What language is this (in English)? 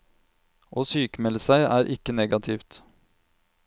Norwegian